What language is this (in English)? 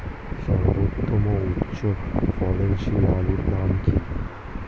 Bangla